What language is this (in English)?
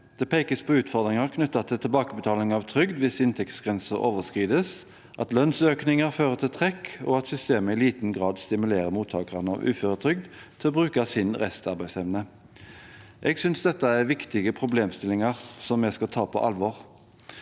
Norwegian